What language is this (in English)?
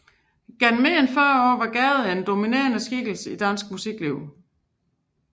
Danish